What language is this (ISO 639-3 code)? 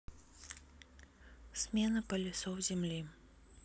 rus